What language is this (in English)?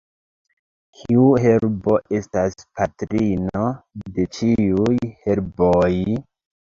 Esperanto